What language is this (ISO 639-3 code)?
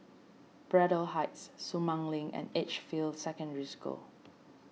eng